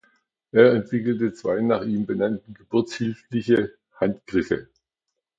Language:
German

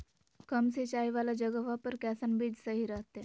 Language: Magahi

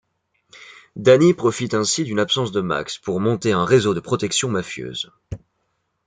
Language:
French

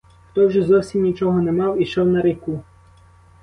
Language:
Ukrainian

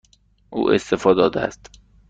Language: Persian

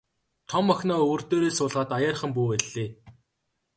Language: Mongolian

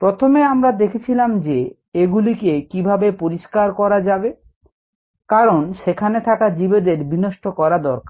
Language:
Bangla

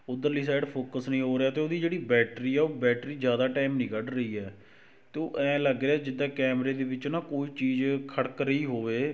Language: Punjabi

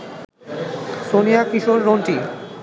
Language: Bangla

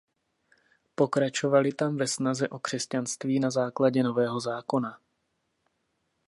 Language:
Czech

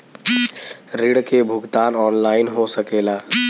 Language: Bhojpuri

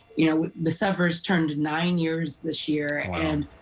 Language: English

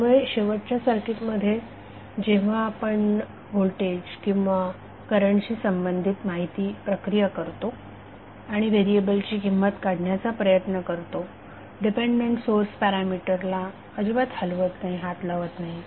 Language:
Marathi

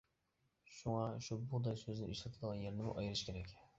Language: Uyghur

